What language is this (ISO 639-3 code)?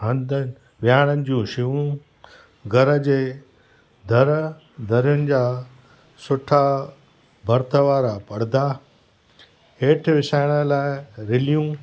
snd